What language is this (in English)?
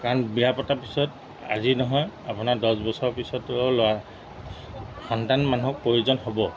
Assamese